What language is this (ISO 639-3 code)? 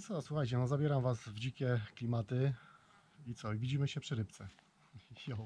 pol